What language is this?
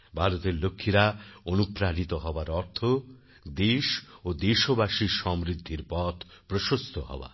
Bangla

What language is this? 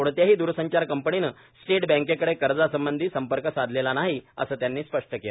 Marathi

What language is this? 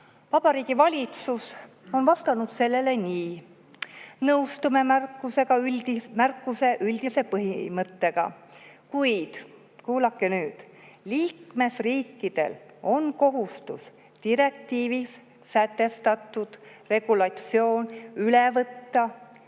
Estonian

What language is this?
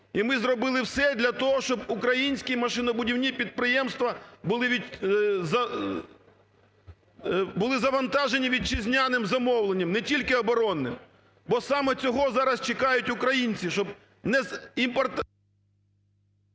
Ukrainian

